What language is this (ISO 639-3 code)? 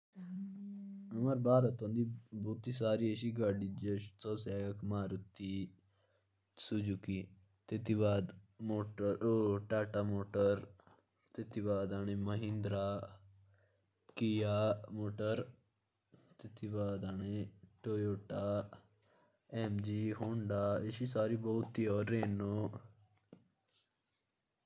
jns